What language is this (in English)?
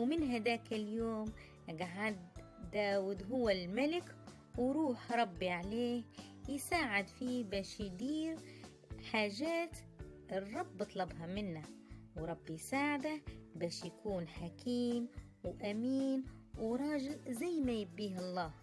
Arabic